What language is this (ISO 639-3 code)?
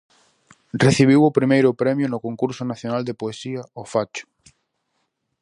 glg